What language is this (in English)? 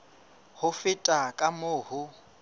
Southern Sotho